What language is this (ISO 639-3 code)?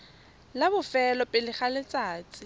tsn